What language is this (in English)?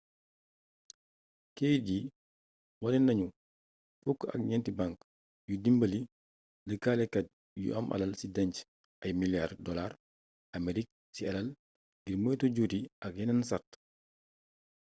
Wolof